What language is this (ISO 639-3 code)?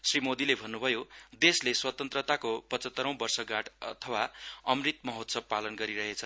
nep